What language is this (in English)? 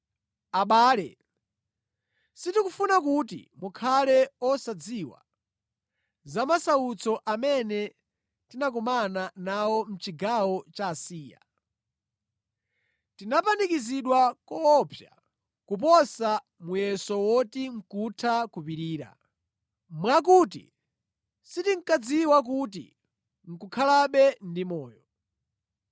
Nyanja